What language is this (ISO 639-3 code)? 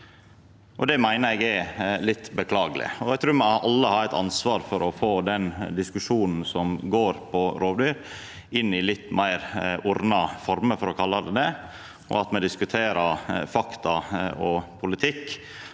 nor